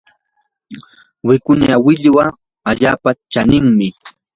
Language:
Yanahuanca Pasco Quechua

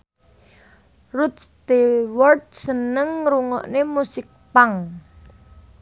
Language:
Javanese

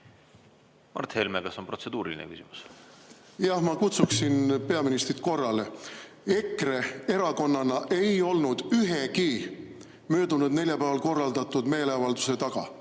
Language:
Estonian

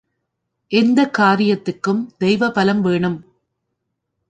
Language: Tamil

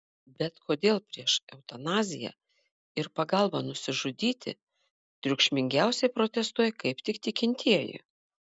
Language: Lithuanian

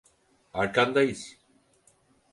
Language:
Turkish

